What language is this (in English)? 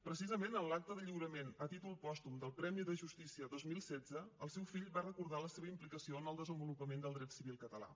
Catalan